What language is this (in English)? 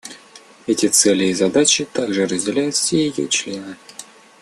Russian